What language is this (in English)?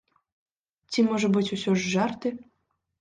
Belarusian